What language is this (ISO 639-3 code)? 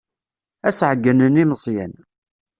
kab